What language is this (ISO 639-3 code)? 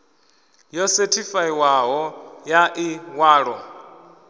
ven